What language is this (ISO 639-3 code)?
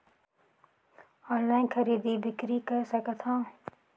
hne